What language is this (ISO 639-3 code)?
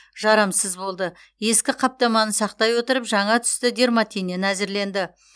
kaz